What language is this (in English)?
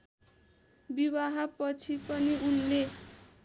Nepali